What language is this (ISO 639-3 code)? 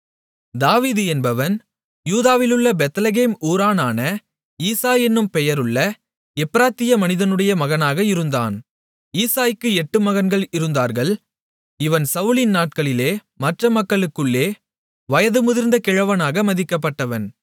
tam